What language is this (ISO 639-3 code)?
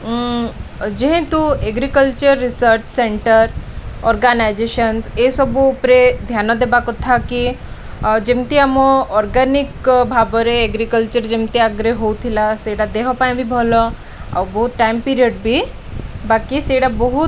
ori